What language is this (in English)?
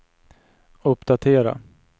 Swedish